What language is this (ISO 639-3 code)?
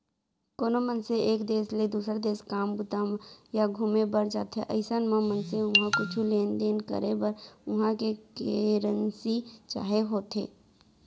hne